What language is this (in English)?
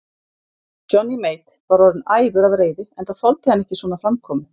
Icelandic